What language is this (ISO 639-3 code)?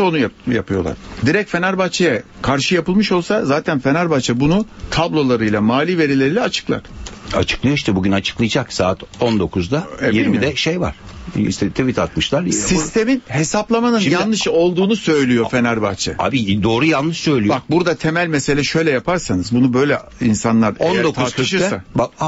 tur